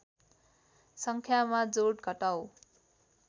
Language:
Nepali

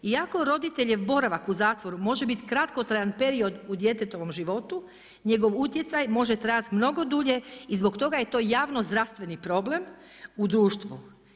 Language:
Croatian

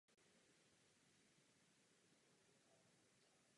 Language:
Czech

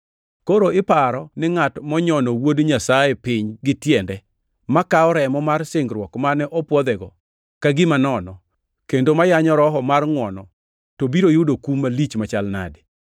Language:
Luo (Kenya and Tanzania)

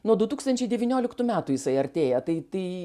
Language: Lithuanian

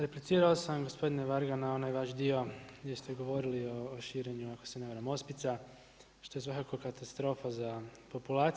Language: Croatian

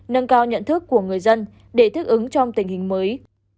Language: Vietnamese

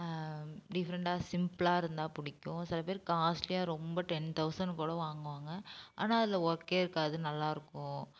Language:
Tamil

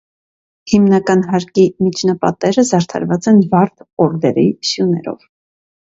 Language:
Armenian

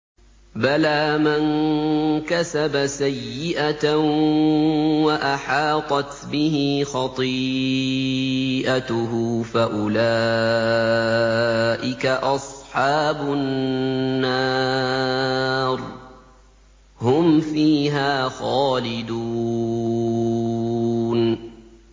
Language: Arabic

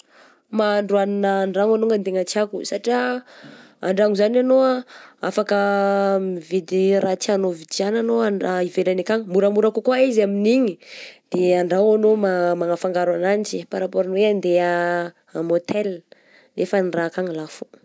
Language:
Southern Betsimisaraka Malagasy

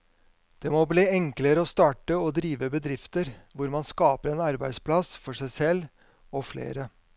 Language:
Norwegian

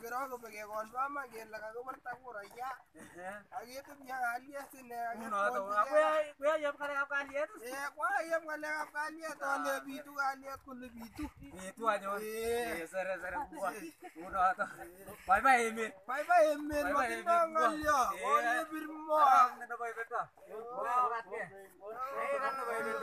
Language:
Indonesian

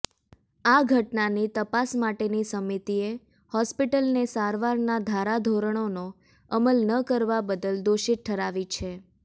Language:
Gujarati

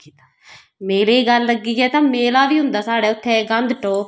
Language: Dogri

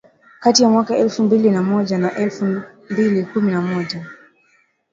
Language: Swahili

